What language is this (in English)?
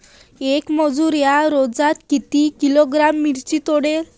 Marathi